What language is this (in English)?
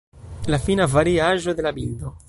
Esperanto